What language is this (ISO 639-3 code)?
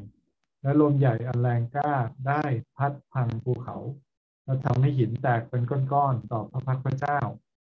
tha